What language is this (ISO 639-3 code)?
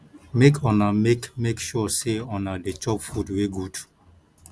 pcm